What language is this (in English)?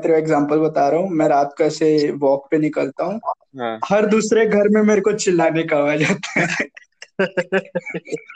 Hindi